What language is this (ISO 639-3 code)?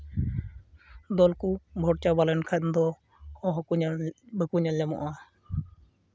sat